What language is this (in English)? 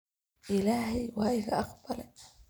Somali